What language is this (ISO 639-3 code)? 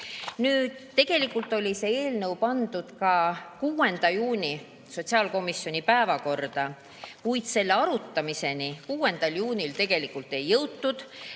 est